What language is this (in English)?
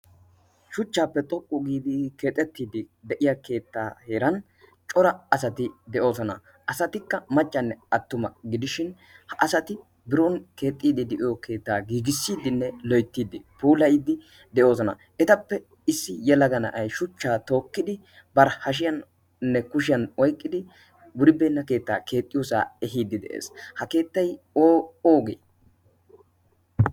Wolaytta